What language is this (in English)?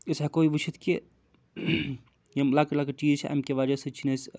Kashmiri